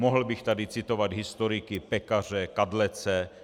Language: Czech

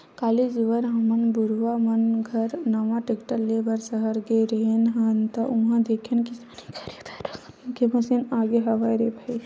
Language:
Chhattisgarhi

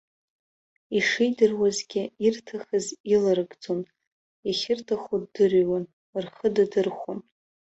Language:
Abkhazian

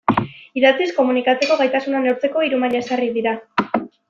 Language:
Basque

